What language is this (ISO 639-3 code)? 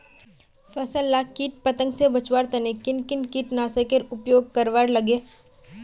mag